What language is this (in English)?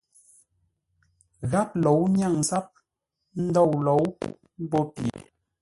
Ngombale